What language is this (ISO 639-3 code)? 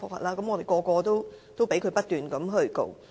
yue